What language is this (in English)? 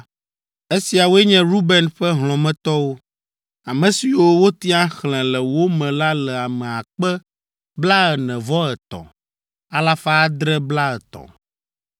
Ewe